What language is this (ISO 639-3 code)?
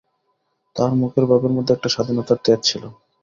ben